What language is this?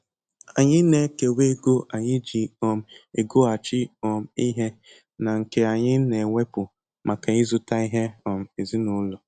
Igbo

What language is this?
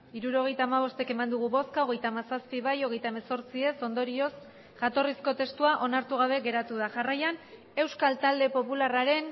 Basque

